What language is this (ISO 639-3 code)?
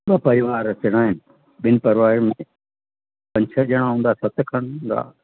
snd